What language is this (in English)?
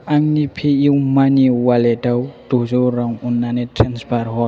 Bodo